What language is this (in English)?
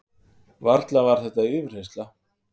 Icelandic